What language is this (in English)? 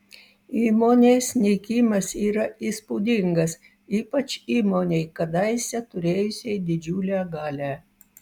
Lithuanian